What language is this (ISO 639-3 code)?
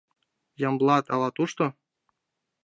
chm